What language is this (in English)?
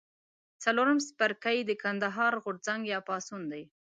Pashto